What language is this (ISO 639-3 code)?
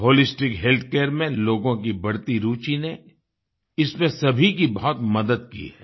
hin